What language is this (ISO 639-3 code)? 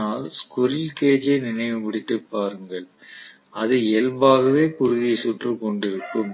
tam